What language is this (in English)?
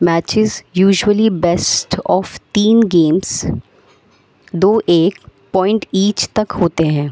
Urdu